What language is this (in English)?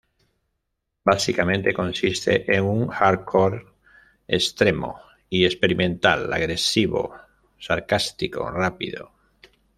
Spanish